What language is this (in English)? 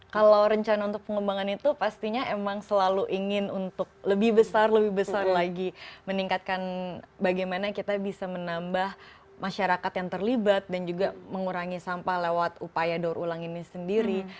Indonesian